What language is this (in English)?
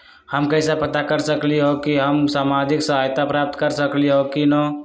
Magahi